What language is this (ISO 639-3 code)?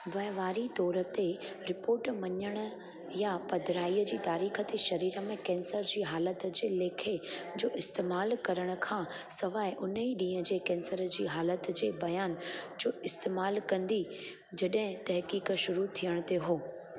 snd